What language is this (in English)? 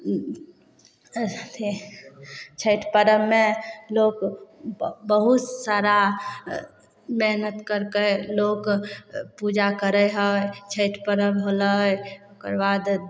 Maithili